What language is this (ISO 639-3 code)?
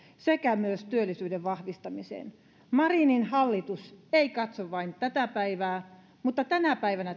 fin